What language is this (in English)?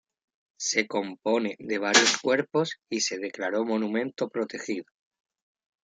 Spanish